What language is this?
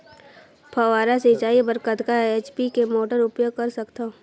Chhattisgarhi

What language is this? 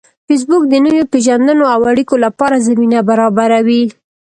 Pashto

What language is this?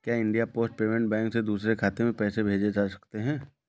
Hindi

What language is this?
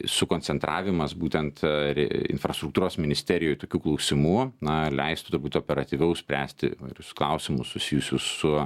Lithuanian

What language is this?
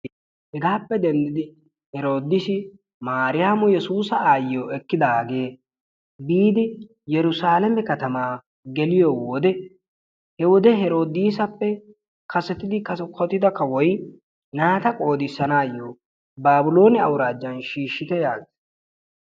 Wolaytta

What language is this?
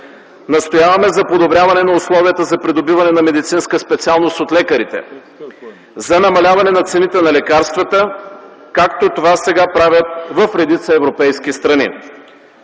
Bulgarian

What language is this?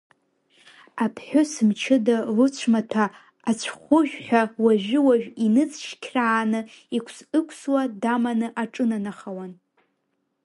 Abkhazian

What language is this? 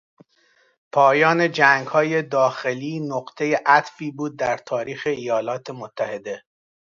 Persian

